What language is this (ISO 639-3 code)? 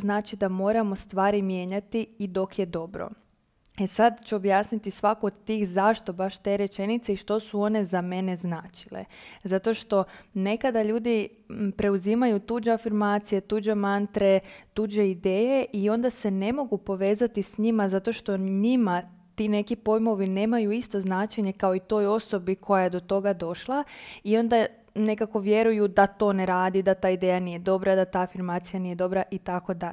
hrv